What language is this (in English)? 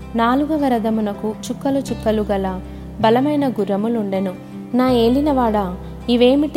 Telugu